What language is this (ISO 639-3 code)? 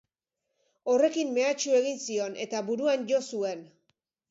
eus